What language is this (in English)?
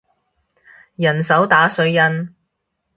Cantonese